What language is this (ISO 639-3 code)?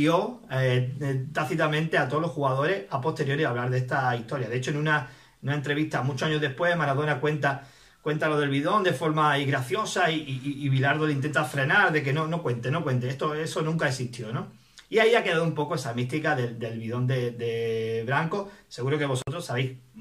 spa